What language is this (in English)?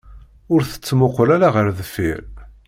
Kabyle